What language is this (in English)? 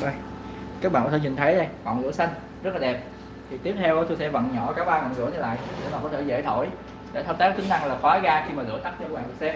Vietnamese